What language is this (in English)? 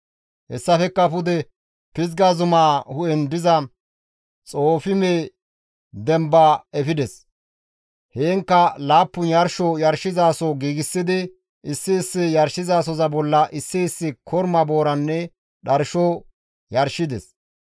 Gamo